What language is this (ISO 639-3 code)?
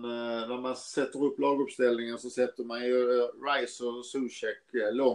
swe